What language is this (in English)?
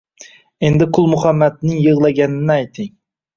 Uzbek